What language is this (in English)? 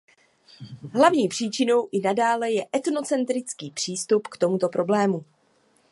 Czech